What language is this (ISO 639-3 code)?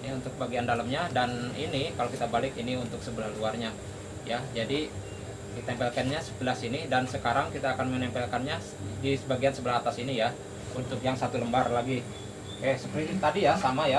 ind